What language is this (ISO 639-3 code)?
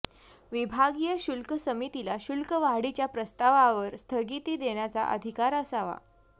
mar